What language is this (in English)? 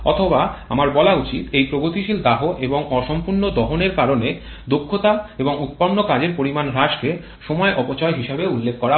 Bangla